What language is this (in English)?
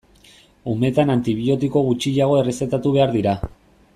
Basque